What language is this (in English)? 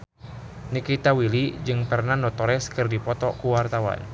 Sundanese